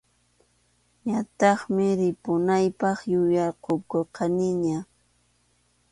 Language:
Arequipa-La Unión Quechua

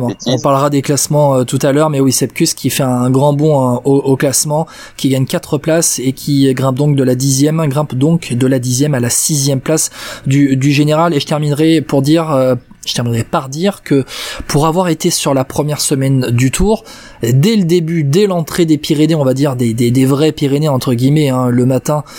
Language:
French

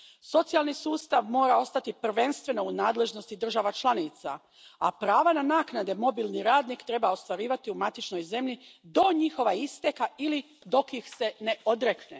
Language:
Croatian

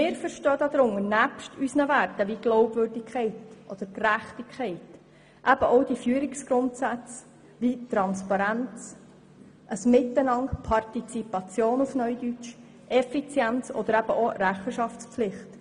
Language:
Swiss German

